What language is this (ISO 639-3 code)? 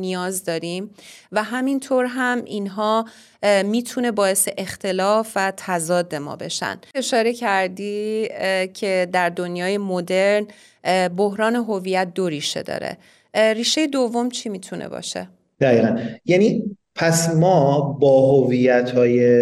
fas